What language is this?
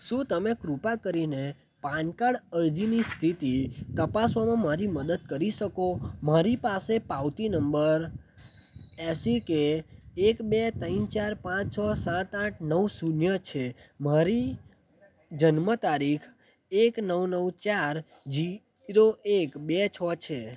Gujarati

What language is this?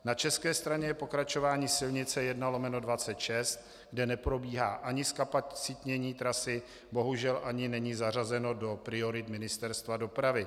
Czech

